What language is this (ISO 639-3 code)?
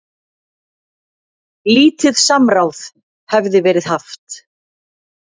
isl